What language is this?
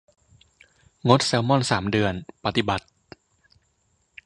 Thai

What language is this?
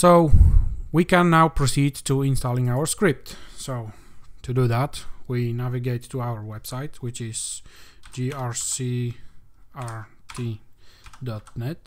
English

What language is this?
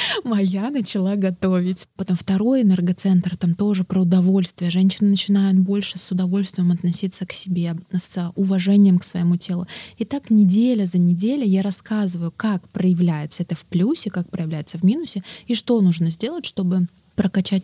Russian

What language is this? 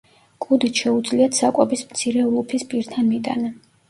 Georgian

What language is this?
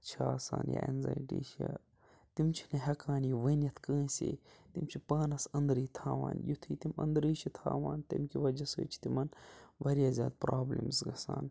Kashmiri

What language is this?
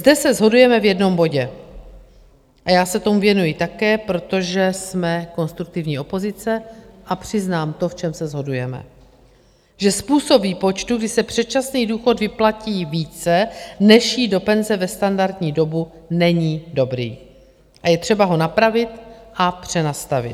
Czech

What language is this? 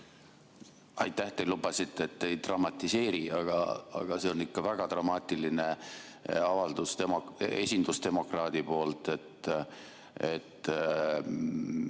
Estonian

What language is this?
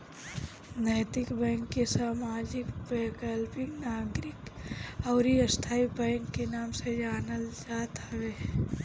Bhojpuri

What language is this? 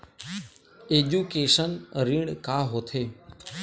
Chhattisgarhi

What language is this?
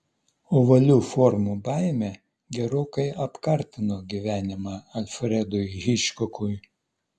Lithuanian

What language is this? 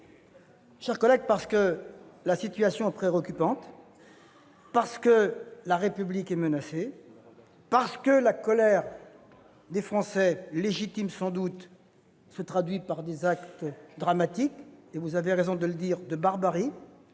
French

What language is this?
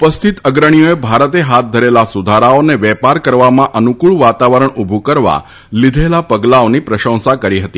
Gujarati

